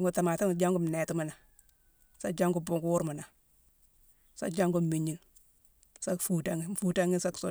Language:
Mansoanka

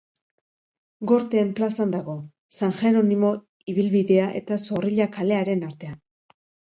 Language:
Basque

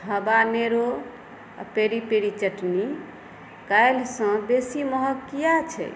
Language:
Maithili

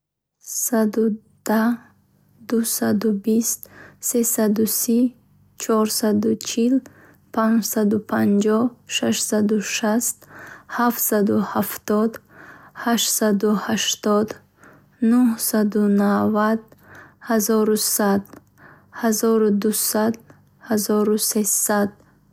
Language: Bukharic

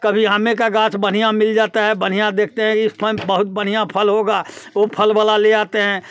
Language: Hindi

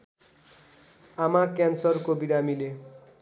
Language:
Nepali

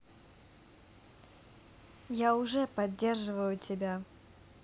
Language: Russian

